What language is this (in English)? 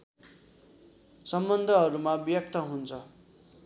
Nepali